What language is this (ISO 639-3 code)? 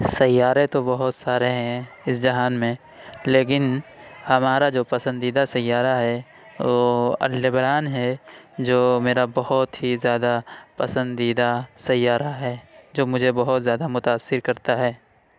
urd